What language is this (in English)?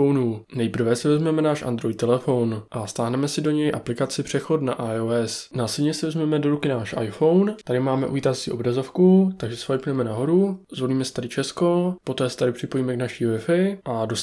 Czech